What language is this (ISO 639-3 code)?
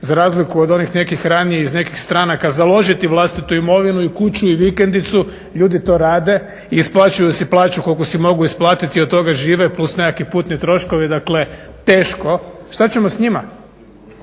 hrv